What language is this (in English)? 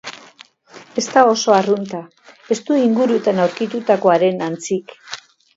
Basque